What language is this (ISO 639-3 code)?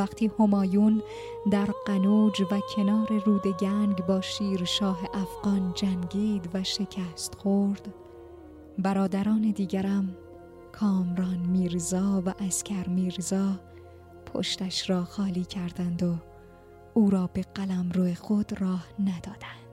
fas